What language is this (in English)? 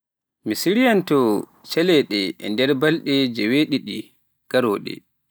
Pular